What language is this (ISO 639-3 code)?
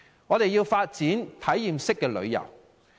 yue